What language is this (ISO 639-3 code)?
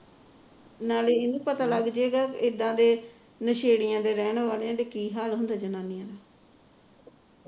pan